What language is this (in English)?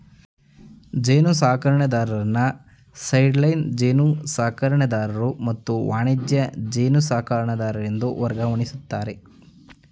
Kannada